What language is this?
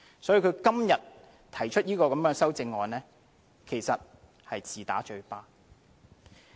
Cantonese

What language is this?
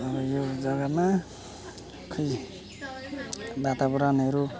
Nepali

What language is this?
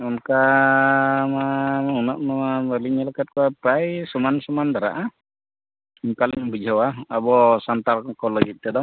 Santali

